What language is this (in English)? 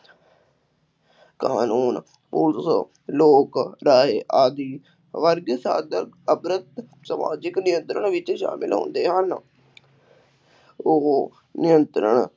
Punjabi